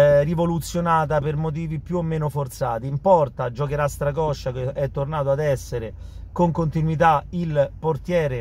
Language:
Italian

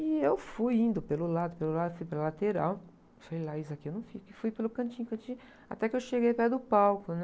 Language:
Portuguese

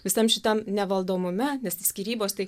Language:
Lithuanian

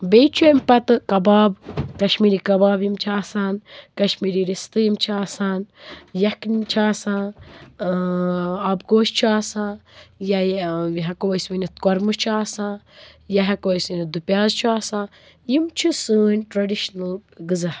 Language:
Kashmiri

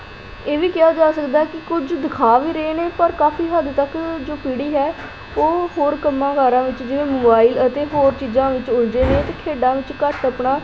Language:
Punjabi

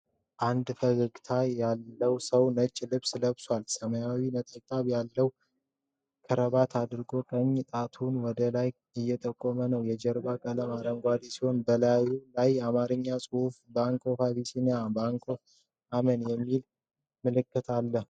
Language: Amharic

